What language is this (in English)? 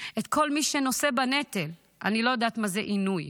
Hebrew